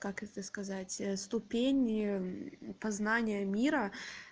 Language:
Russian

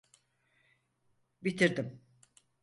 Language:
Turkish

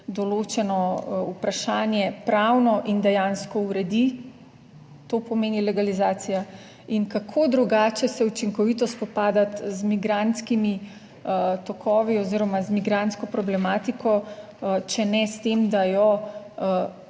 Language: Slovenian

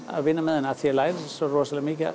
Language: Icelandic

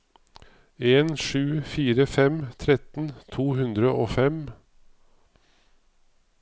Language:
Norwegian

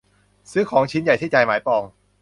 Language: Thai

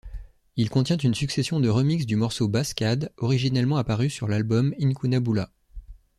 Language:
French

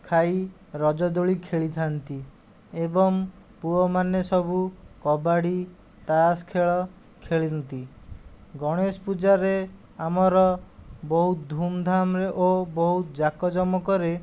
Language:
Odia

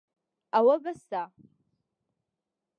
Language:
Central Kurdish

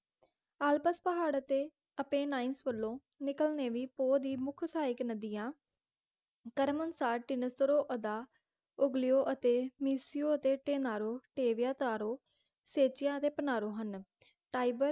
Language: Punjabi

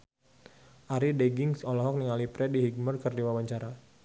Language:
Sundanese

